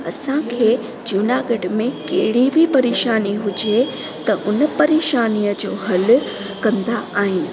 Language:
Sindhi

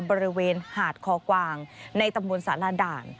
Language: Thai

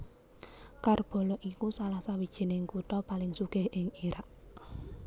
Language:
Javanese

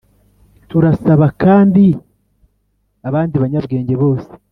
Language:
Kinyarwanda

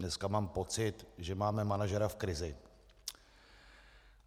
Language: Czech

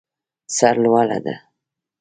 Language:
Pashto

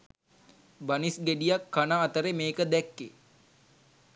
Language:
Sinhala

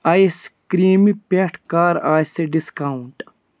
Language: Kashmiri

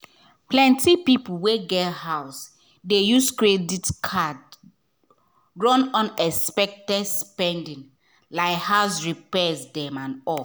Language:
Nigerian Pidgin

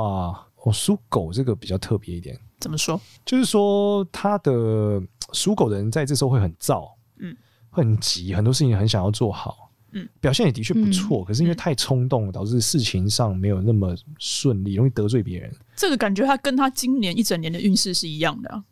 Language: Chinese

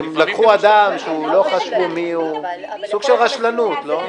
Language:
Hebrew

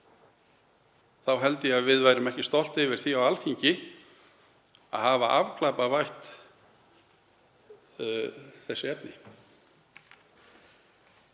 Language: Icelandic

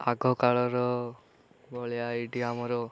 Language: Odia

